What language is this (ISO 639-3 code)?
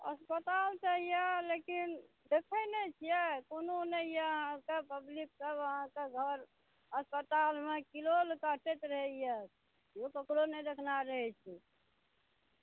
mai